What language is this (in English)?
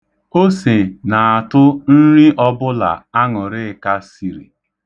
Igbo